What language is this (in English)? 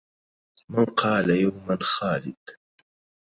Arabic